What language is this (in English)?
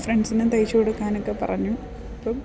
Malayalam